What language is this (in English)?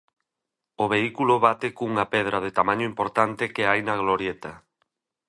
Galician